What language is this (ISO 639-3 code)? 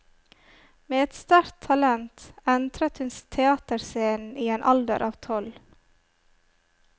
nor